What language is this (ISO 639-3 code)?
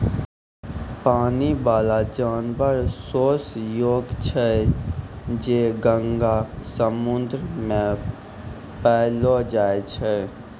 mai